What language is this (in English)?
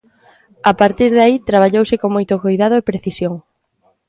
Galician